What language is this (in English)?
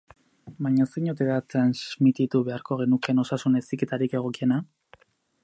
Basque